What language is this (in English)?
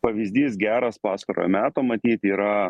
Lithuanian